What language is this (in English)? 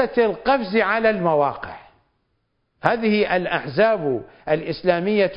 Arabic